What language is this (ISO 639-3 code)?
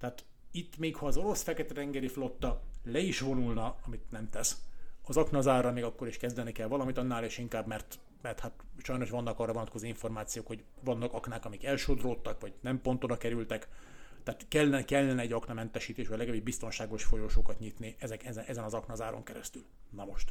hun